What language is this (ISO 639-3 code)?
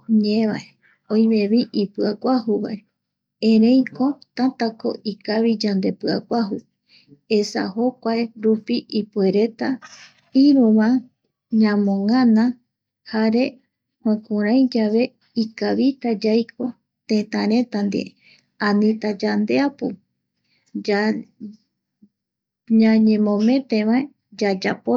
gui